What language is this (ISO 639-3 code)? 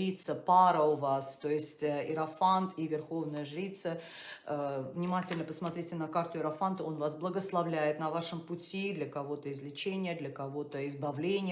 rus